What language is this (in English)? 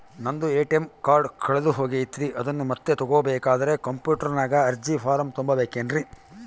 Kannada